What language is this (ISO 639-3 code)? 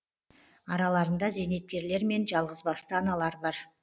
kaz